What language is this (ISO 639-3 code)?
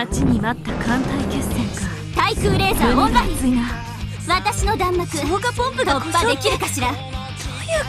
jpn